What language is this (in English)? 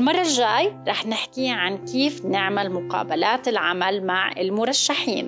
Arabic